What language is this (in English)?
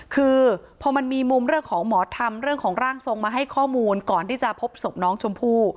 Thai